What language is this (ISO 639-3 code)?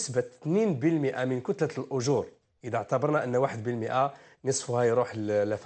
ara